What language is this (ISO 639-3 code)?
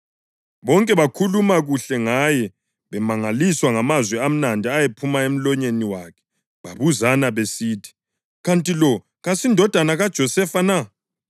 nde